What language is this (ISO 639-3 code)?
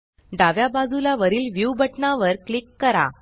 mar